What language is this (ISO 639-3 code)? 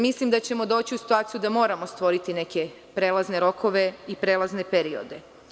srp